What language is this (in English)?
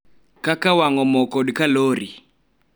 Luo (Kenya and Tanzania)